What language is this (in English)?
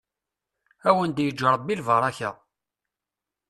Kabyle